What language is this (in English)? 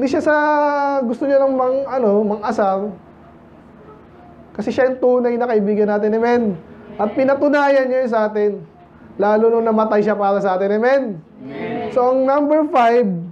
Filipino